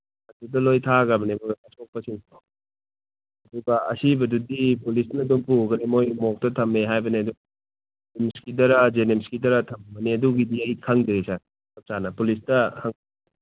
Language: Manipuri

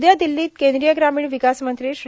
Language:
Marathi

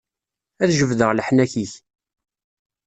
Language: Kabyle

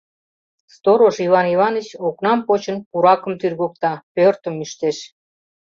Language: Mari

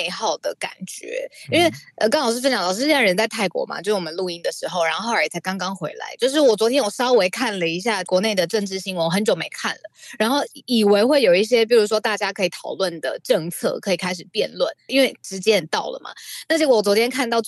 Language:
Chinese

